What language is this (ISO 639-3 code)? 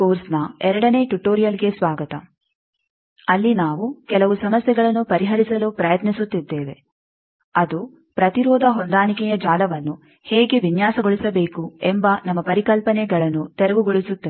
kan